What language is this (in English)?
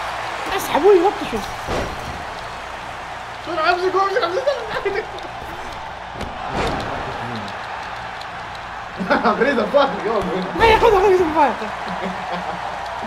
Arabic